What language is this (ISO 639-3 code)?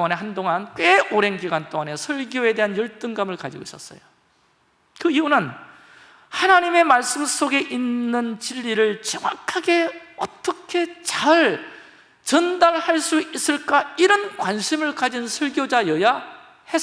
kor